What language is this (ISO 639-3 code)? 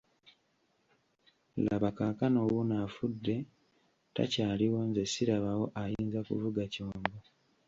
lug